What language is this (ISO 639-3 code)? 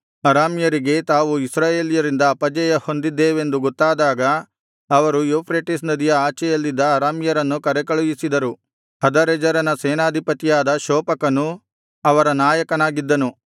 kan